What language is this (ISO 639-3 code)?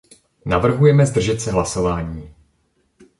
ces